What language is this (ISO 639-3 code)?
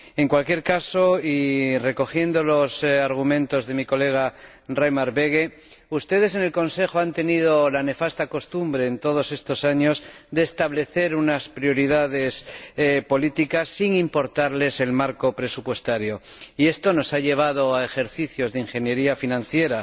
spa